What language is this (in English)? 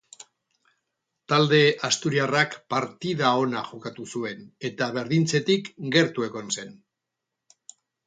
Basque